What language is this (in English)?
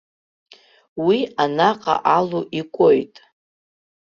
Abkhazian